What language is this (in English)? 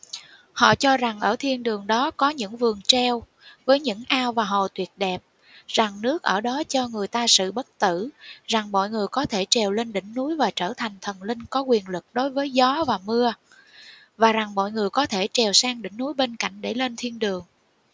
Vietnamese